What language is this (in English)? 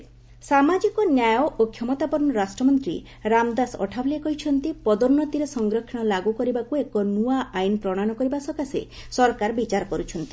Odia